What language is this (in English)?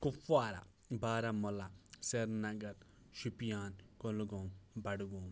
Kashmiri